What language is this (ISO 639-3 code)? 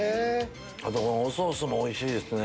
jpn